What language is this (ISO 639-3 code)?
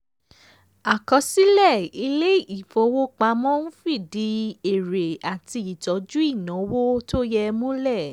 yor